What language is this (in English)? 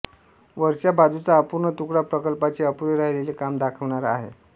Marathi